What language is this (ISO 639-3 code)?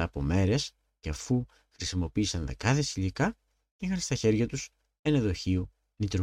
ell